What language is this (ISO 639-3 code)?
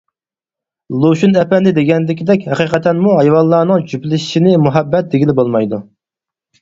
uig